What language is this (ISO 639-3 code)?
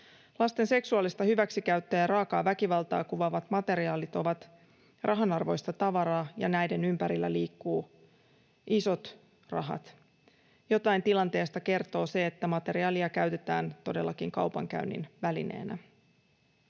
fin